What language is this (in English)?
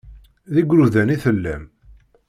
Kabyle